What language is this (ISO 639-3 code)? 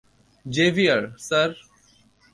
ben